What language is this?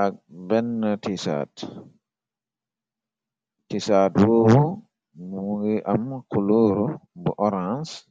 Wolof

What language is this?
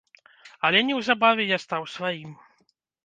Belarusian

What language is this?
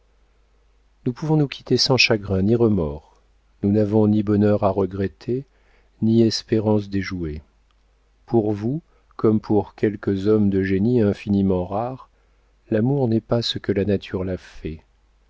French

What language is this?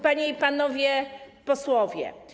Polish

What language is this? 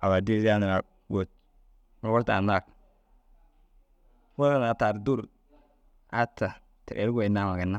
Dazaga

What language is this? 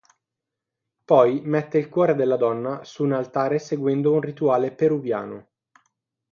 Italian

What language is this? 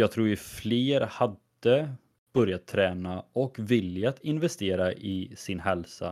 Swedish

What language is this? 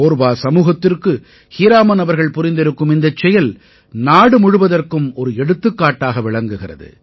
Tamil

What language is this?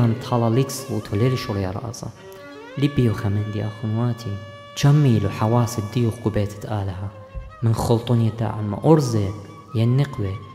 Arabic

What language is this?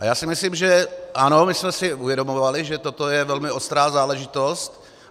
Czech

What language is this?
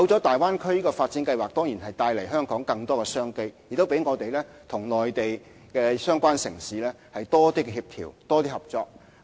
Cantonese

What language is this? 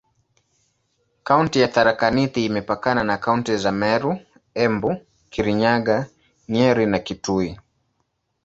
Swahili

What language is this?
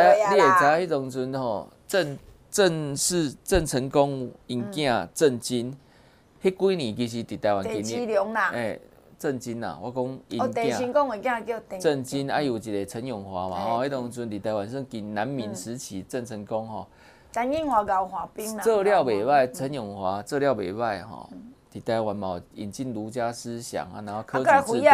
Chinese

